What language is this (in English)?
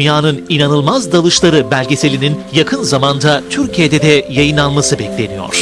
Turkish